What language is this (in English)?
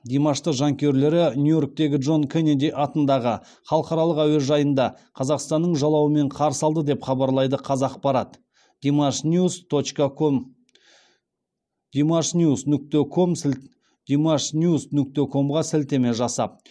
Kazakh